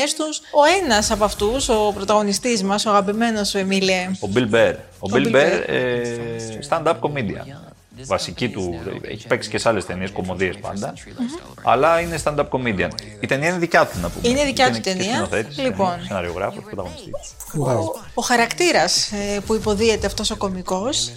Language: Greek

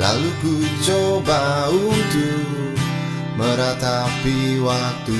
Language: Indonesian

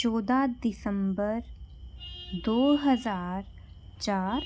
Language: Punjabi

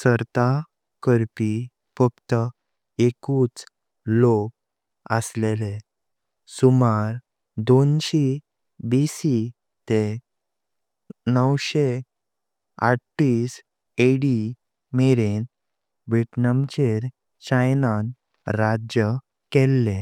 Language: Konkani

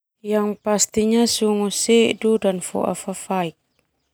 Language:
Termanu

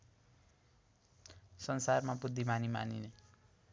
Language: Nepali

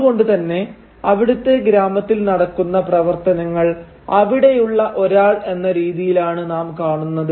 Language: Malayalam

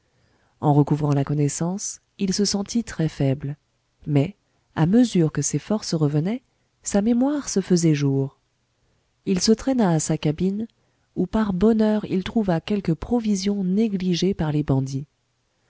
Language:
French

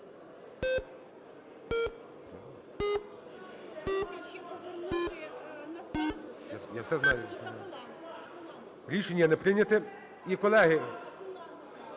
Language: Ukrainian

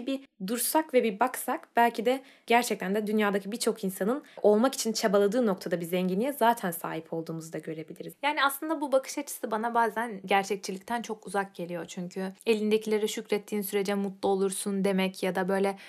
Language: Turkish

